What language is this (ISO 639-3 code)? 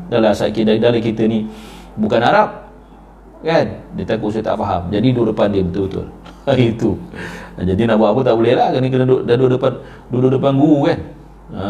msa